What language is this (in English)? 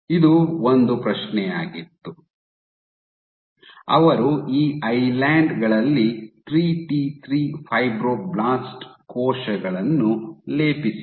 Kannada